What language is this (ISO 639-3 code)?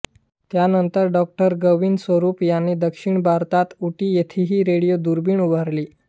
mar